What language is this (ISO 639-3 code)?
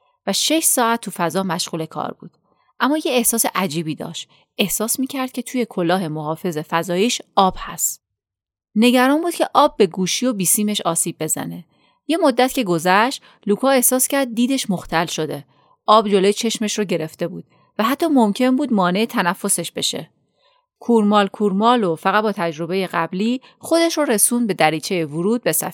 fas